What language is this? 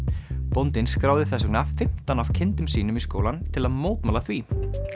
Icelandic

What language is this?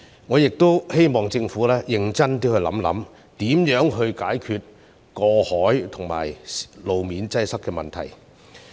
Cantonese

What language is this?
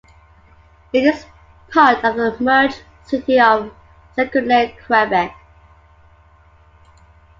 English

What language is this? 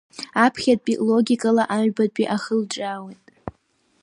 Abkhazian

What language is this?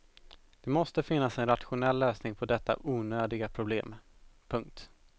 Swedish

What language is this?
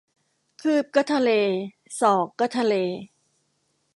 Thai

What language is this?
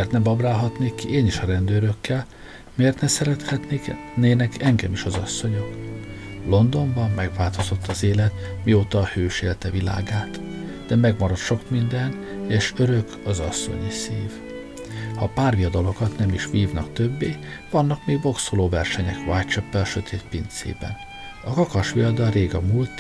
Hungarian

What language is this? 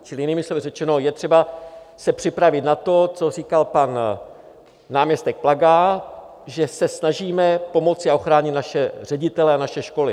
Czech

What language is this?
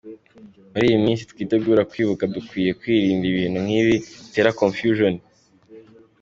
Kinyarwanda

